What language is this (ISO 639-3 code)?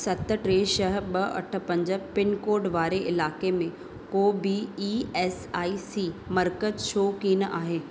snd